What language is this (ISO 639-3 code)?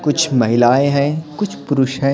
hin